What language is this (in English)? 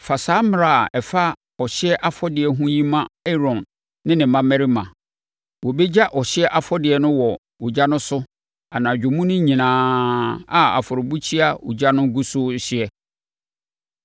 Akan